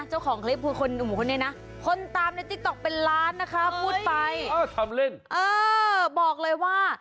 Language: Thai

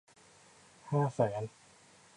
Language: Thai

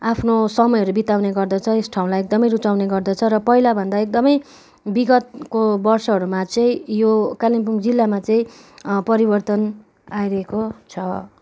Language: Nepali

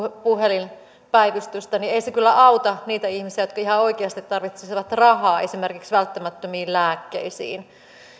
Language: Finnish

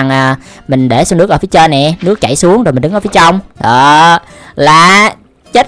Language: Vietnamese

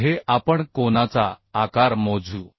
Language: Marathi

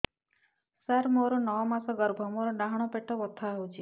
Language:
Odia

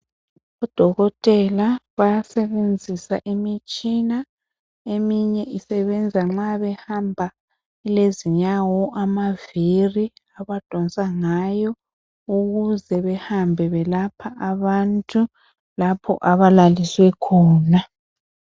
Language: North Ndebele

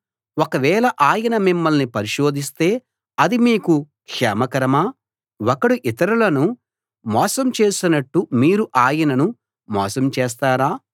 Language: Telugu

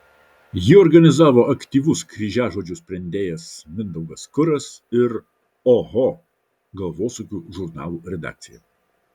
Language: Lithuanian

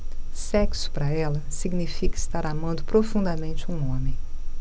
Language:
Portuguese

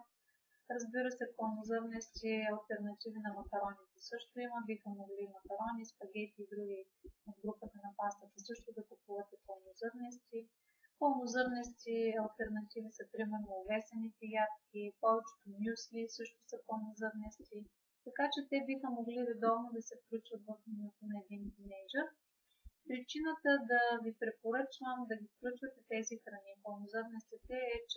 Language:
Bulgarian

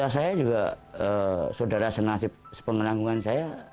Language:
Indonesian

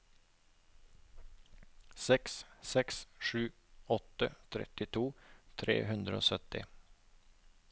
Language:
Norwegian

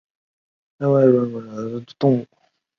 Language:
Chinese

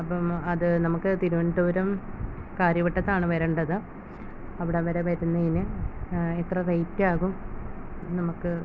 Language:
Malayalam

